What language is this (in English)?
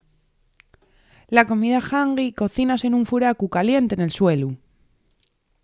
Asturian